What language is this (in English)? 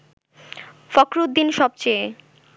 Bangla